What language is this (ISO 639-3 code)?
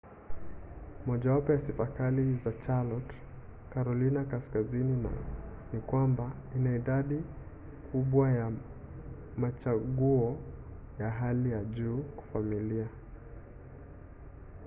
swa